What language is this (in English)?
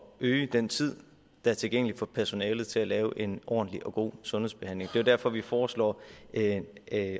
Danish